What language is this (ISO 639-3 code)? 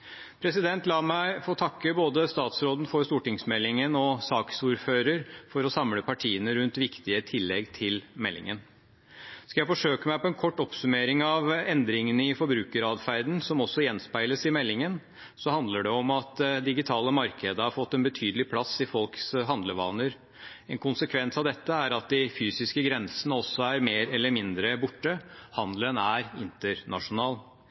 nob